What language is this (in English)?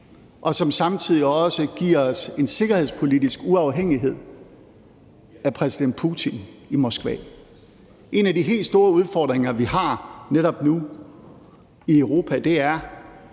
Danish